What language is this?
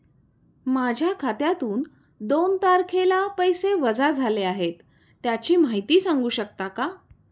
Marathi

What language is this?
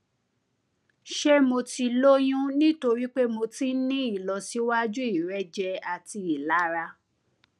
Yoruba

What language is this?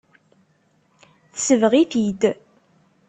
Kabyle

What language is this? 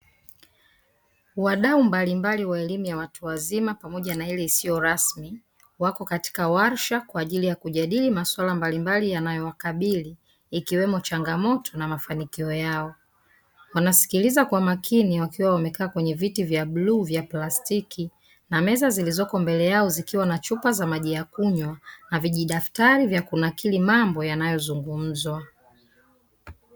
Swahili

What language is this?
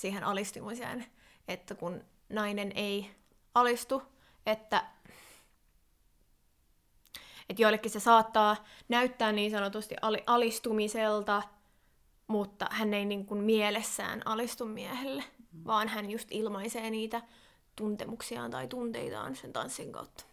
Finnish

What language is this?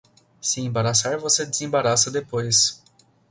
Portuguese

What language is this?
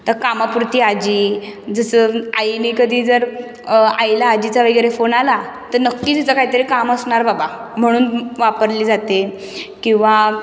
Marathi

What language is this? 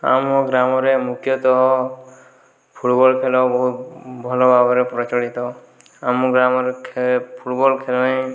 Odia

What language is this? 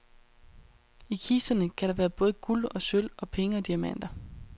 Danish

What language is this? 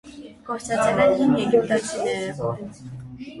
Armenian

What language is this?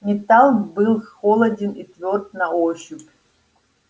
Russian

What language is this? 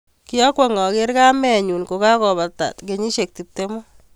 Kalenjin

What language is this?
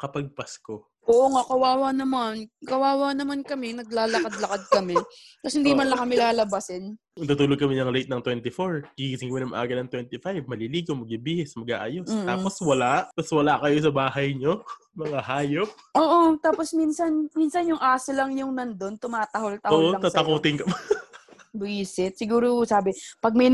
Filipino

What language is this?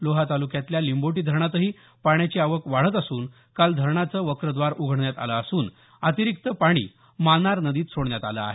Marathi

